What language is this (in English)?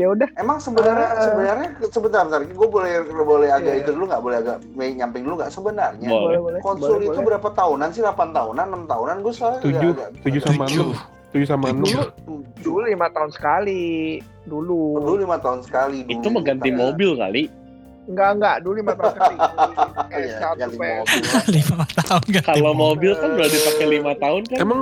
Indonesian